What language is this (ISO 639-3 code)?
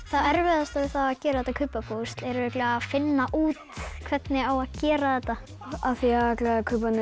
isl